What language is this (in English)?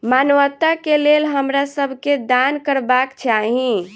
Maithili